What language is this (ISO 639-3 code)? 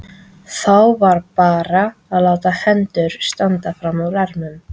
isl